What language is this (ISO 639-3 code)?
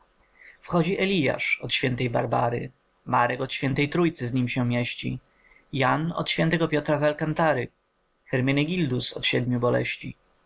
pol